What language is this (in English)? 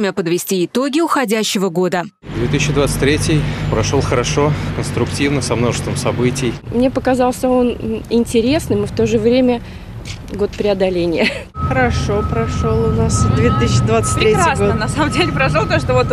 Russian